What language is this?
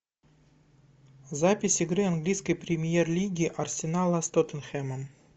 Russian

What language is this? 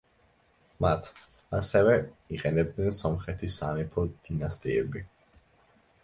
Georgian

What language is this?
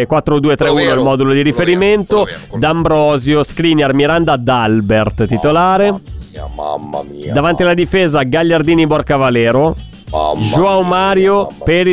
Italian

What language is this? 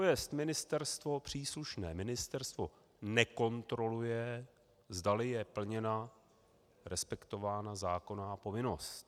Czech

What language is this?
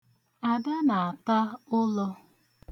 Igbo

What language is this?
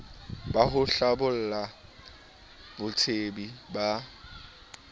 Southern Sotho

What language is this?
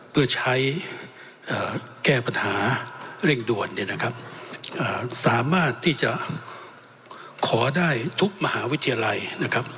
Thai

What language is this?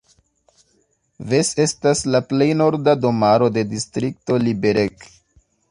Esperanto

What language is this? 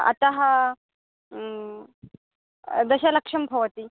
Sanskrit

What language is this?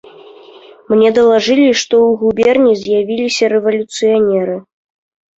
Belarusian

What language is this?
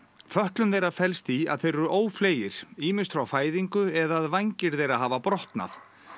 Icelandic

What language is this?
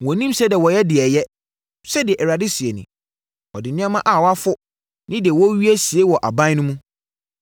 Akan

